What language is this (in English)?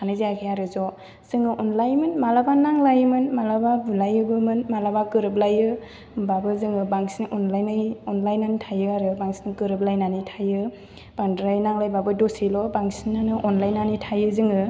Bodo